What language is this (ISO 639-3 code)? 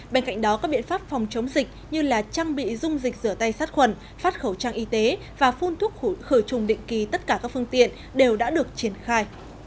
vie